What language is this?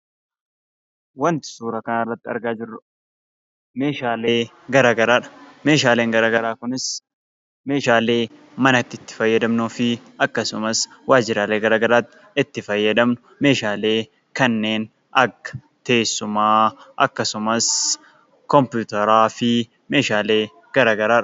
Oromo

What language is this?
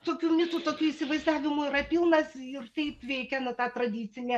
Lithuanian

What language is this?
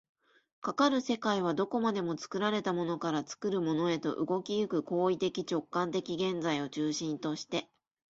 Japanese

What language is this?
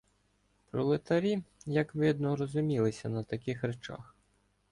Ukrainian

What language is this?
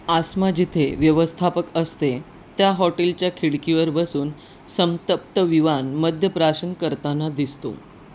Marathi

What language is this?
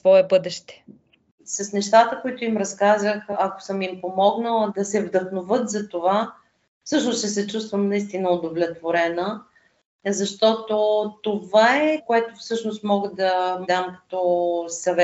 Bulgarian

